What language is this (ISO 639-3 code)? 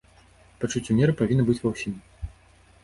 bel